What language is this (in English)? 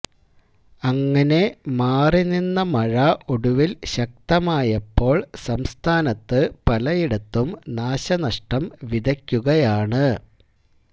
Malayalam